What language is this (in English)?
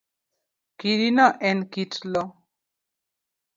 Luo (Kenya and Tanzania)